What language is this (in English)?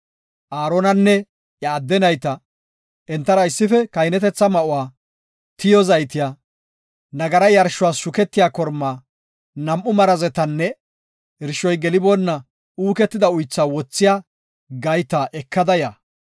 Gofa